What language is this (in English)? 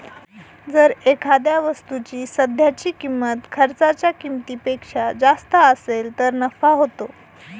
Marathi